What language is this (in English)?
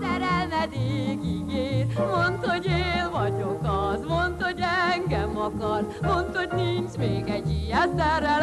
Hungarian